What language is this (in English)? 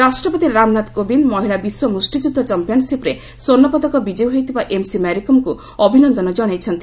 Odia